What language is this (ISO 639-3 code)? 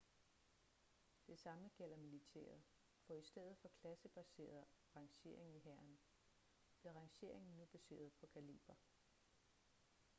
dan